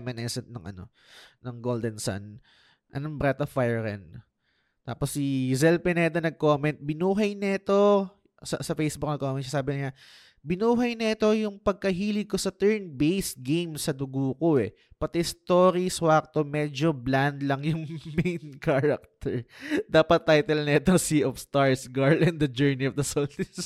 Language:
Filipino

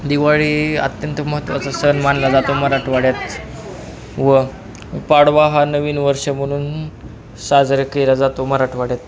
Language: Marathi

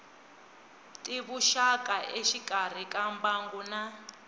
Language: Tsonga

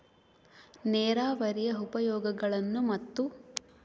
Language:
Kannada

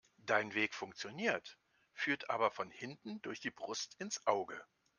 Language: German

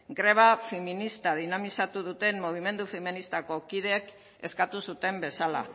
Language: Basque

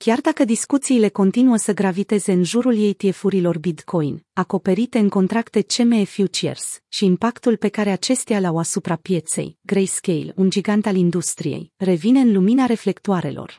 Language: Romanian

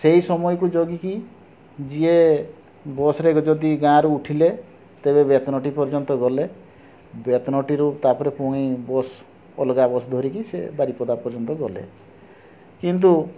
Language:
Odia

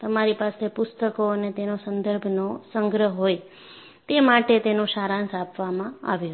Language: Gujarati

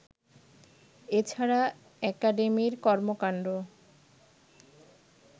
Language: Bangla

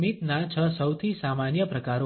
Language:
Gujarati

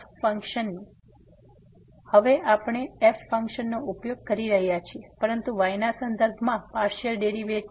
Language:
Gujarati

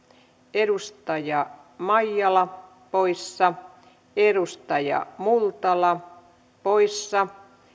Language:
Finnish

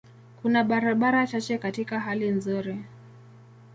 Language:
Swahili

